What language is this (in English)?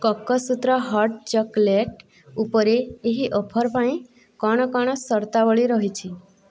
Odia